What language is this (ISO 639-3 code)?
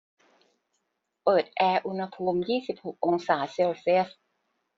tha